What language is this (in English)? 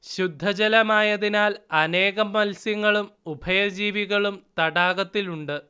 Malayalam